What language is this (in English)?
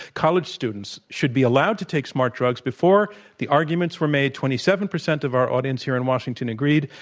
English